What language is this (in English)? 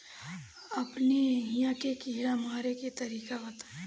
Bhojpuri